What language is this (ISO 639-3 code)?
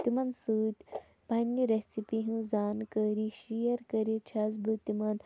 kas